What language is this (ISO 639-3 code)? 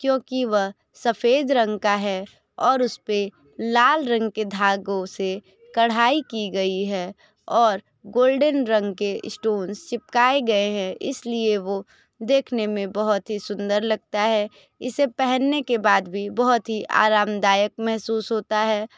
hin